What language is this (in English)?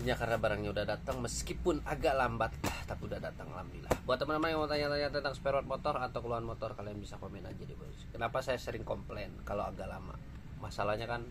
Indonesian